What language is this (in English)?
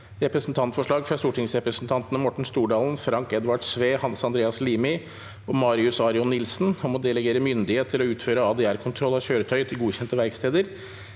Norwegian